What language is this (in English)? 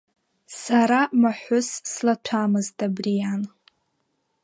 Abkhazian